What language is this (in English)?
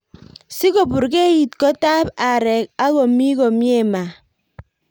Kalenjin